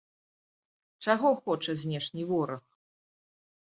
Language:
Belarusian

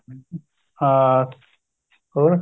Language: Punjabi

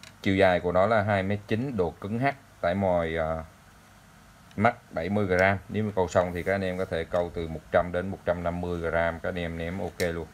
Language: Vietnamese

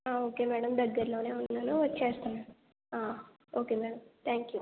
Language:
Telugu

